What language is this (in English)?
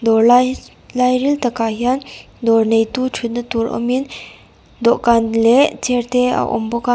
Mizo